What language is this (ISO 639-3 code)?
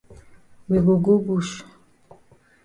wes